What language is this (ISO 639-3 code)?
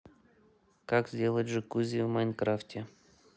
rus